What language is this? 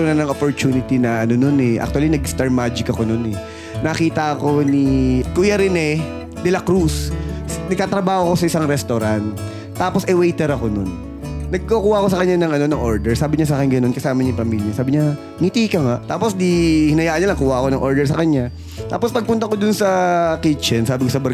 Filipino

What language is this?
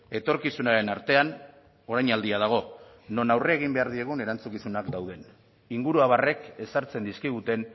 Basque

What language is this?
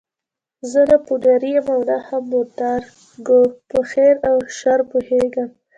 Pashto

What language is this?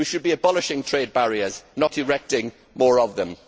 English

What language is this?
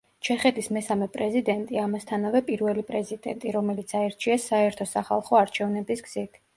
Georgian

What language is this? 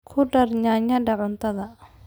Somali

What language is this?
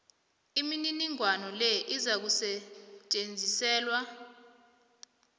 South Ndebele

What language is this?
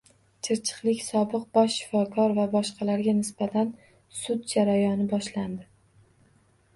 Uzbek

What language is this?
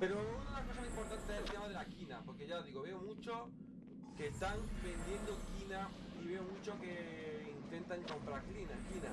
Spanish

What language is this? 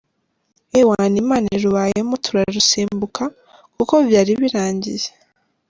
Kinyarwanda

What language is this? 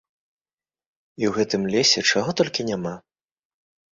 Belarusian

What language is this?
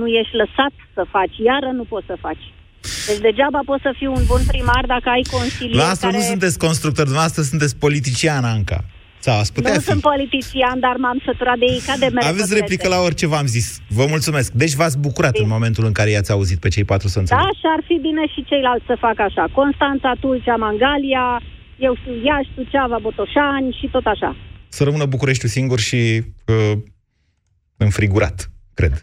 Romanian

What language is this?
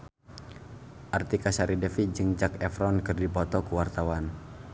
Sundanese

